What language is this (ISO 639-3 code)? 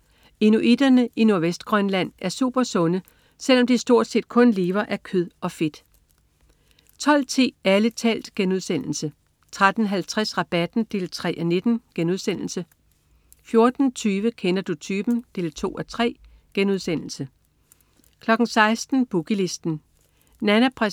dan